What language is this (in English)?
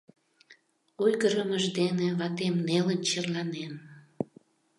Mari